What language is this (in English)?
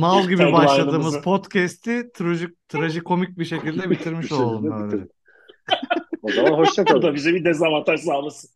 Turkish